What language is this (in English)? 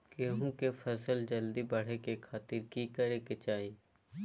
Magahi